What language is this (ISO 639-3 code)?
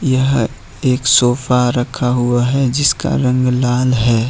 hin